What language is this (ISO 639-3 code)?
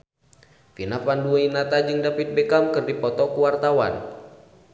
sun